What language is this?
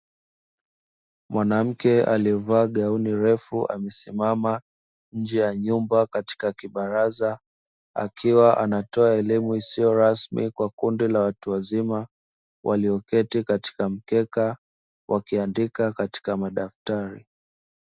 Swahili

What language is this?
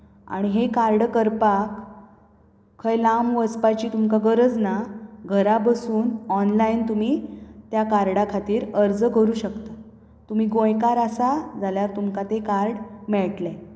Konkani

